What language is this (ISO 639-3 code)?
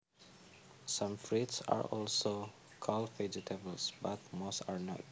jav